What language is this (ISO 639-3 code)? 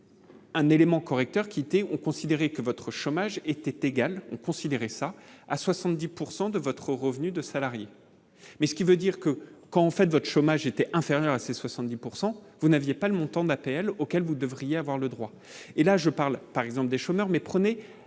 fra